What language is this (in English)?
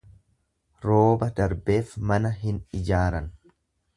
Oromo